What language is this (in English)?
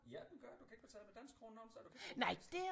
Danish